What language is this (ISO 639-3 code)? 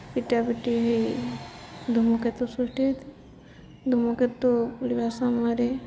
ori